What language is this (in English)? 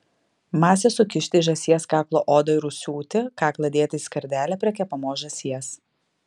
Lithuanian